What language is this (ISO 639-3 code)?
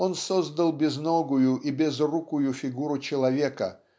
rus